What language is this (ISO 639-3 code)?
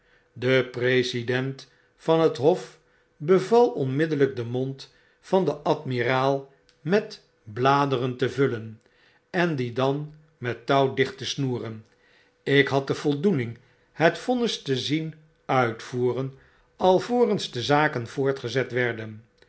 nld